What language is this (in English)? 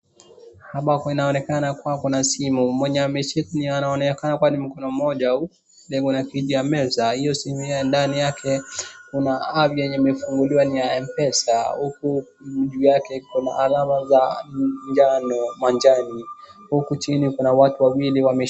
Swahili